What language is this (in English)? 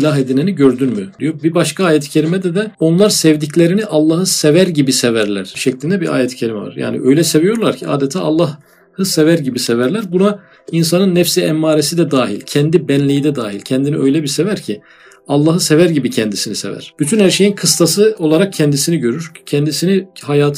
Turkish